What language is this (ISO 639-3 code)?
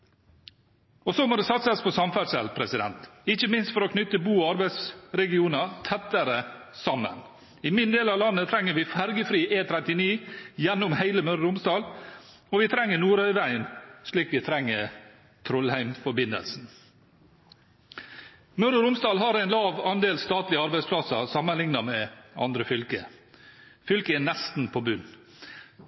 nob